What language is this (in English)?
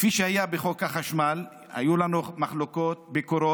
Hebrew